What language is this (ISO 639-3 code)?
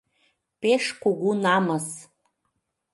chm